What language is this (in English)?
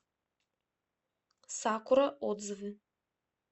Russian